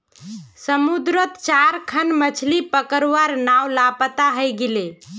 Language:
Magahi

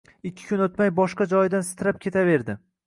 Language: Uzbek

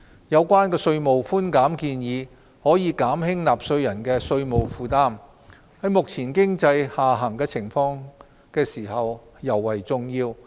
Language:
Cantonese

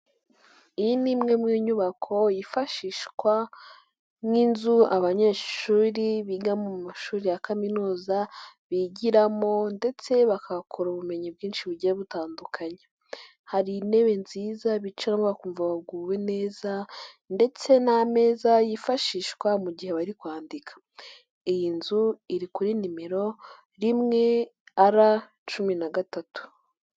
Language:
Kinyarwanda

